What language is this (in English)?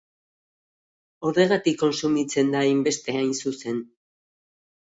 Basque